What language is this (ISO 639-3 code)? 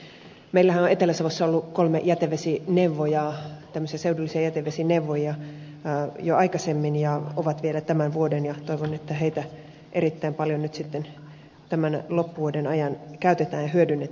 fin